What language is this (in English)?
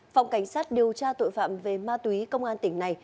Vietnamese